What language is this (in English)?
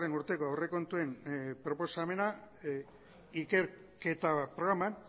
Basque